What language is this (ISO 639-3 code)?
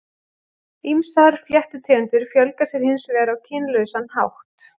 isl